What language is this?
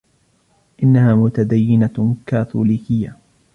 Arabic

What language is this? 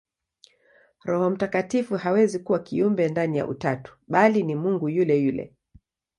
Swahili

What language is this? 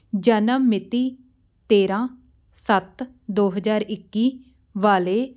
Punjabi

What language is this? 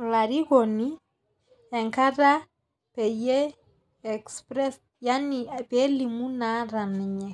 Masai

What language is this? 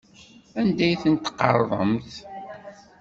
Kabyle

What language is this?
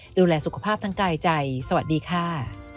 Thai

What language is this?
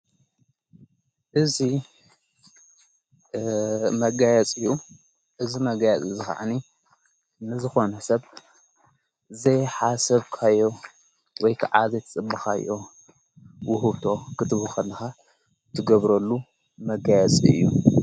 Tigrinya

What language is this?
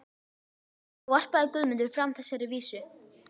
Icelandic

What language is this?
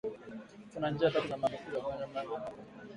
Swahili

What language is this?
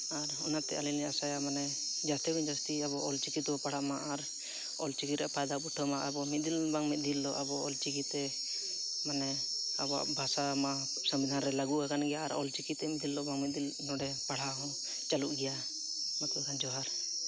Santali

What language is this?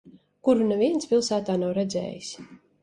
Latvian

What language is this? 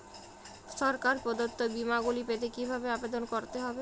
Bangla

